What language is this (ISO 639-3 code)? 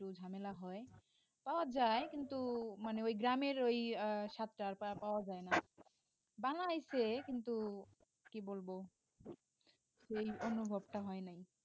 ben